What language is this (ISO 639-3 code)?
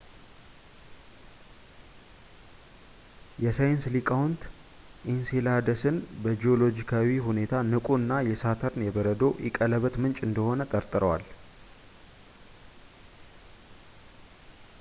amh